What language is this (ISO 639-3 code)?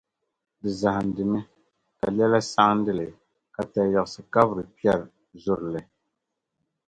dag